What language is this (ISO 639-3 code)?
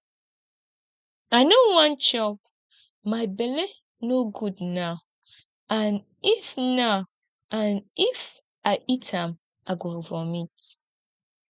pcm